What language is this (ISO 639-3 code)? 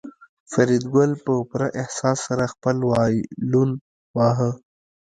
pus